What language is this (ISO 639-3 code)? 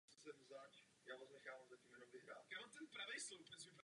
ces